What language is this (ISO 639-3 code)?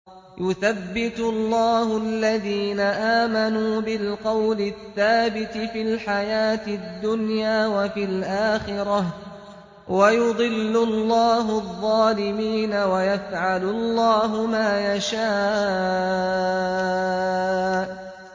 ara